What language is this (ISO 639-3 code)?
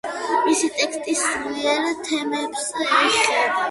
kat